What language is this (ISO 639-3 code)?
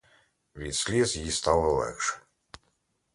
ukr